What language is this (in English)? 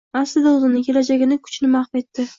Uzbek